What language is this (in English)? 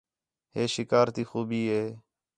Khetrani